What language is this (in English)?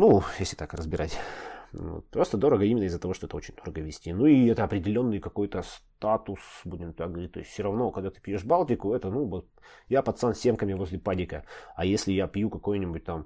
Russian